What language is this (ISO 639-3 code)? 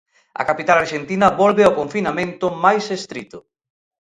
glg